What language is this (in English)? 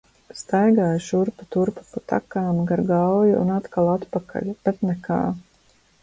Latvian